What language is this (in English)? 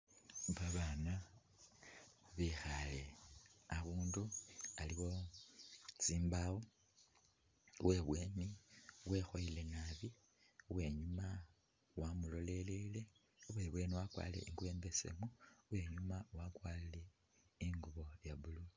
Masaaba